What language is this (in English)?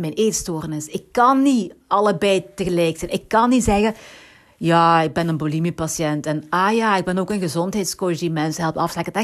Dutch